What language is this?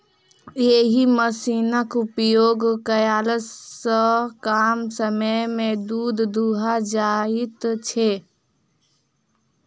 Maithili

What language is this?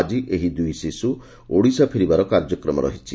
Odia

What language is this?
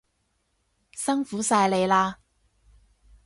Cantonese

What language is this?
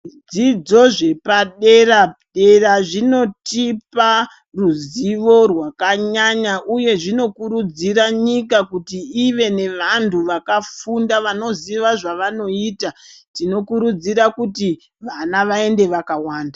Ndau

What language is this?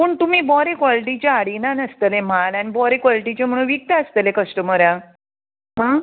Konkani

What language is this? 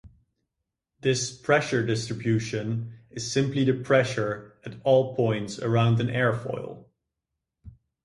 English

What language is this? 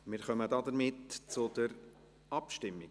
Swiss German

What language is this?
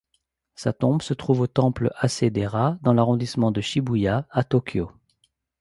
French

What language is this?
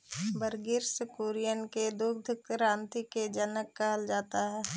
Magahi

